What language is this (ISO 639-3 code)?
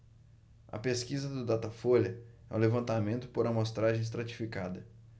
por